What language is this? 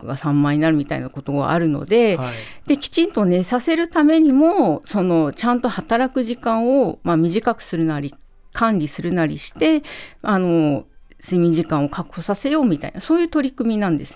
Japanese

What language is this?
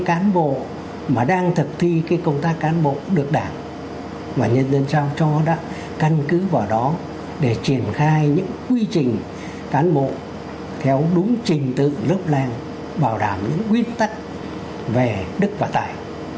Vietnamese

